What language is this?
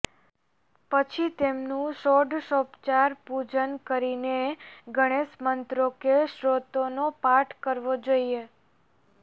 Gujarati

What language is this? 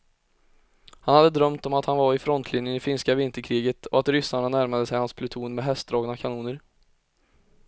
Swedish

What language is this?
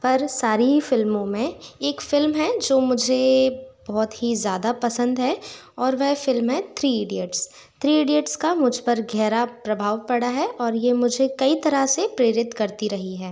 Hindi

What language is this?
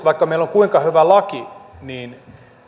Finnish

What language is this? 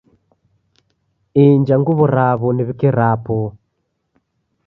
Taita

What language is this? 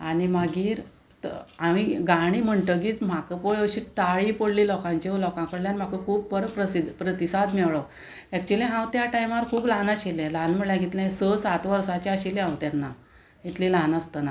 Konkani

